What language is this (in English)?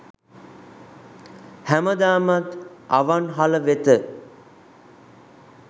Sinhala